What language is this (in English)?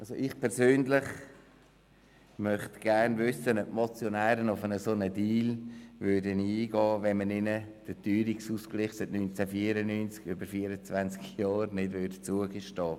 Swiss German